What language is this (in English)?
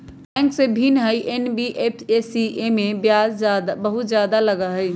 Magahi